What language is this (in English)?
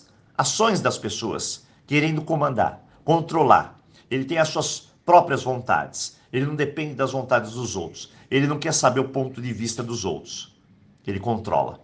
Portuguese